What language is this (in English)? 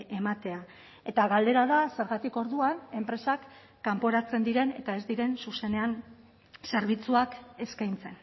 Basque